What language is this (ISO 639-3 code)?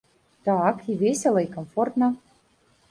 bel